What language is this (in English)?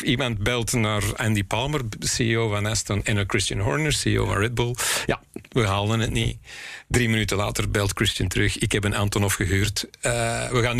Dutch